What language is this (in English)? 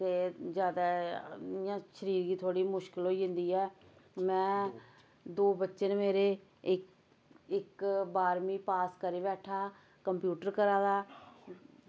Dogri